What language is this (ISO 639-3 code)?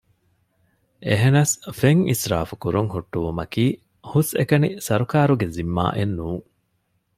div